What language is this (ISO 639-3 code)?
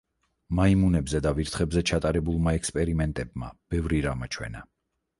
kat